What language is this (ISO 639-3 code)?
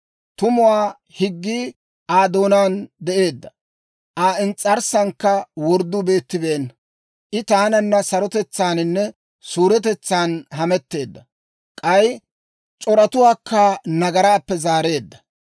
dwr